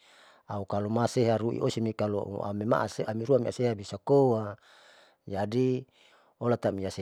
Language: Saleman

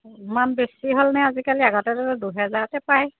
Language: Assamese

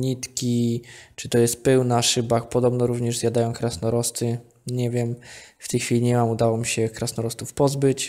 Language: Polish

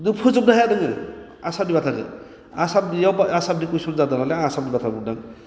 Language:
Bodo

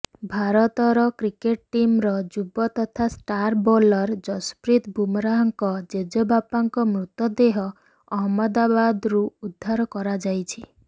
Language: Odia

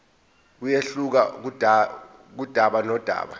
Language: Zulu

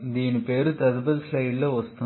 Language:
Telugu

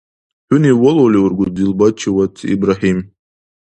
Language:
Dargwa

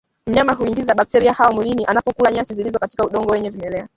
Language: Swahili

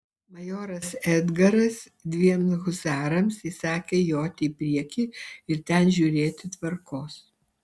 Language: Lithuanian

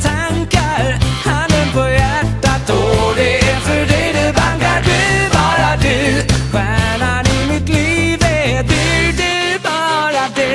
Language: Swedish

